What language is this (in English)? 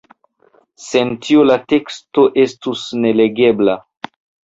Esperanto